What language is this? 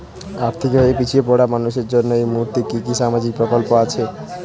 Bangla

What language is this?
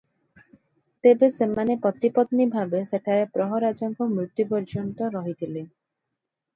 Odia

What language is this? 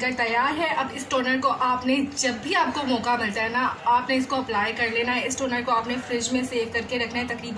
Hindi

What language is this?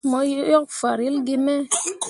Mundang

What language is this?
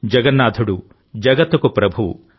Telugu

